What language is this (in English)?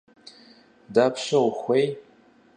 Kabardian